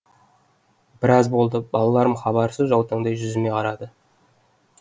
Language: Kazakh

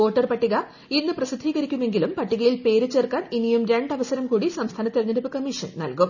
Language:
Malayalam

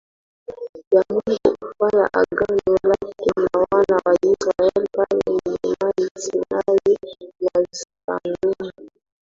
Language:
Swahili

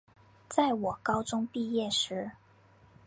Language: Chinese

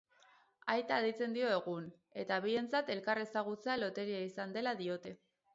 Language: Basque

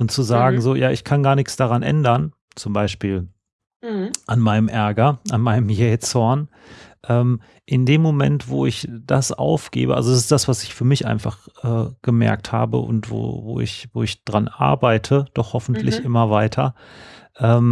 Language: German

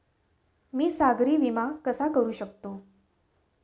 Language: Marathi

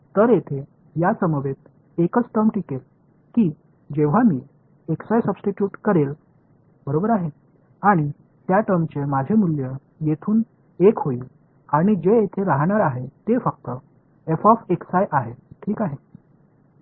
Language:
Marathi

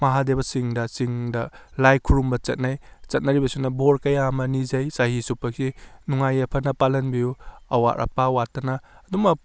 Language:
Manipuri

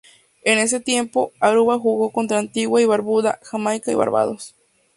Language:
Spanish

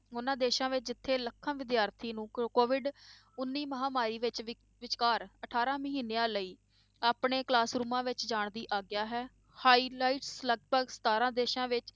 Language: Punjabi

